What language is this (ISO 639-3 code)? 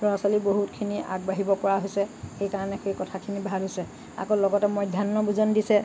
asm